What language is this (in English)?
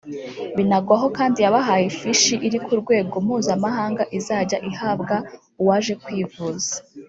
Kinyarwanda